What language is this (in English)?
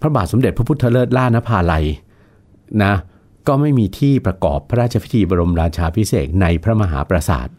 Thai